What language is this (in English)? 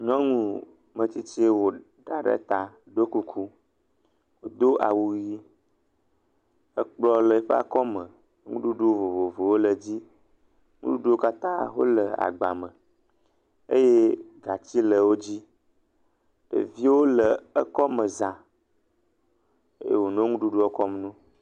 Ewe